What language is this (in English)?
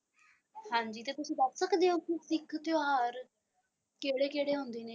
Punjabi